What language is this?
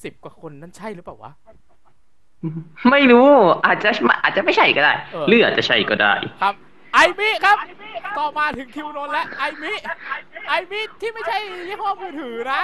Thai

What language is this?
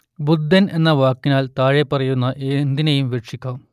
Malayalam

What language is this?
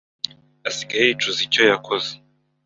Kinyarwanda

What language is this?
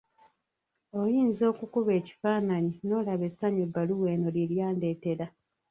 Ganda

